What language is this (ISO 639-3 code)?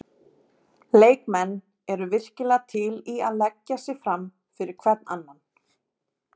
isl